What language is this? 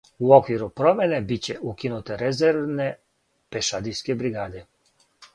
Serbian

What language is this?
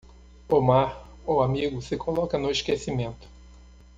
Portuguese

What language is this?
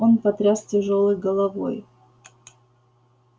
Russian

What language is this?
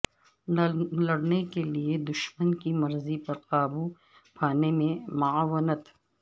Urdu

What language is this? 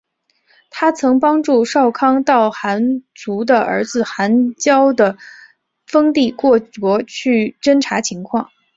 Chinese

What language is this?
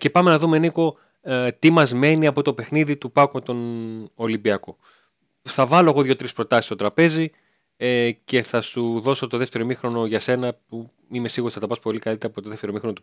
Greek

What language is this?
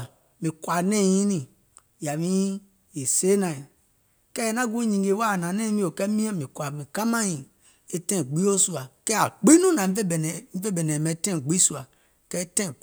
Gola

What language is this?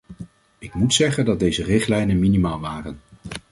Dutch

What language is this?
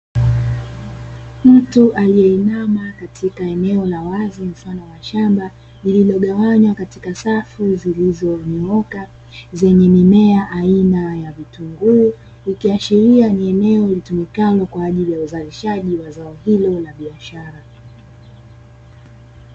Swahili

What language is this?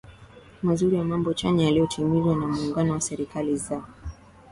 Swahili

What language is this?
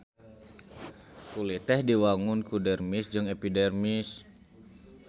Sundanese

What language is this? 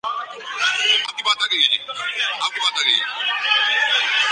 Urdu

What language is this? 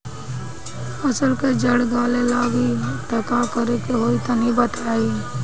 Bhojpuri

